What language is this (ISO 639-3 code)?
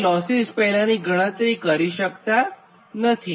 guj